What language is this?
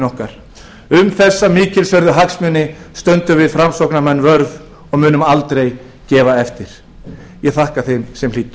Icelandic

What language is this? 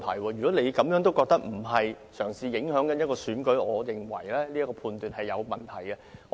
Cantonese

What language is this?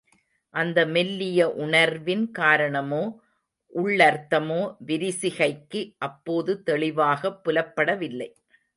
Tamil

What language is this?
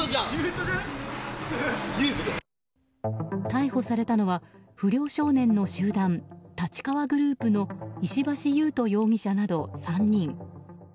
Japanese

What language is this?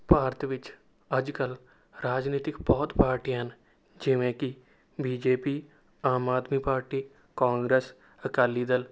Punjabi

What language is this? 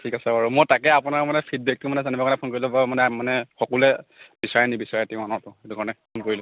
Assamese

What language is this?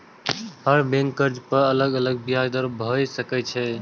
Maithili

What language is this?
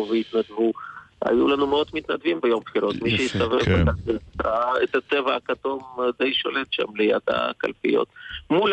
Hebrew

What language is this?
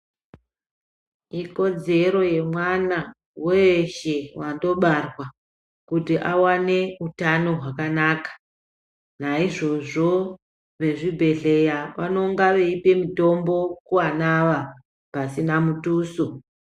Ndau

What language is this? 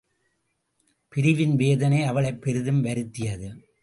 Tamil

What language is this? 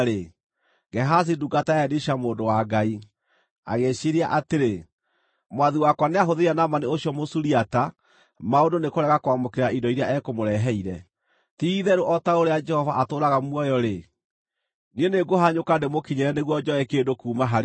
Kikuyu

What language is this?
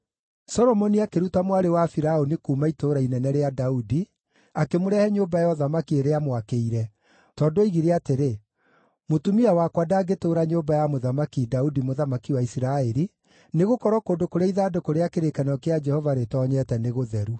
Kikuyu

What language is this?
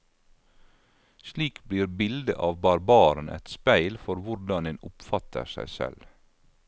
Norwegian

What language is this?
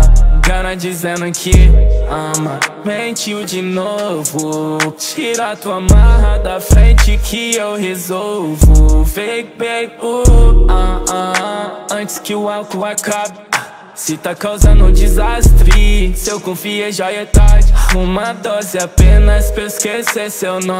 Portuguese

